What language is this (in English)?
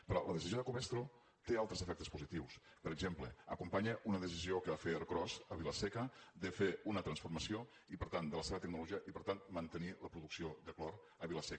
Catalan